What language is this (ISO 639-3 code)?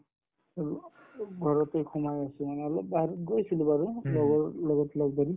asm